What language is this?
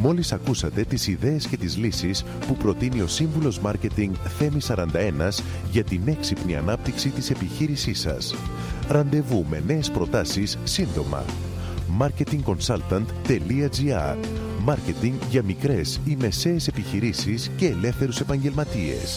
Greek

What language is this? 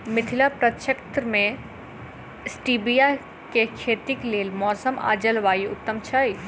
Maithili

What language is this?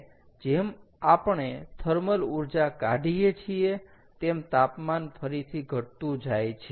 Gujarati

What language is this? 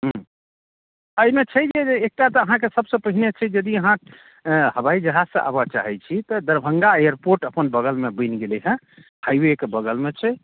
Maithili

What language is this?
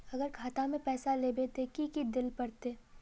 Magahi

